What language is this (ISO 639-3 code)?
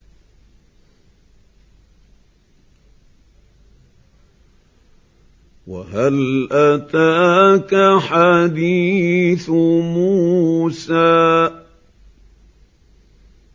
ara